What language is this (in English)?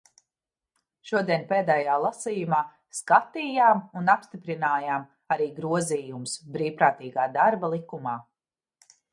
Latvian